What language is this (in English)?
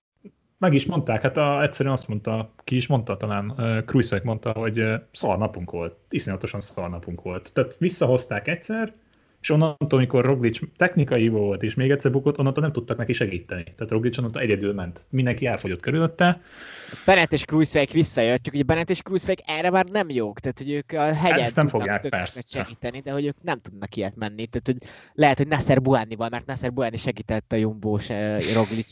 Hungarian